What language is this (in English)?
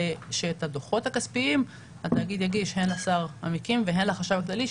Hebrew